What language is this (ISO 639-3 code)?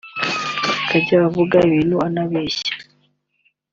kin